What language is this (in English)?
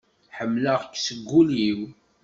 Kabyle